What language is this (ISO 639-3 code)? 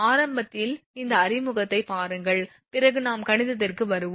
tam